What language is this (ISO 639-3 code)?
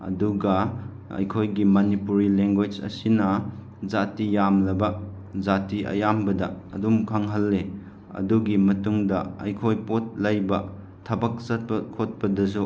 mni